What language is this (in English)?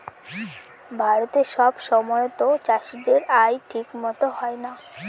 Bangla